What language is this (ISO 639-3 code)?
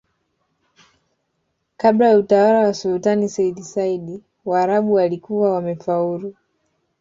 swa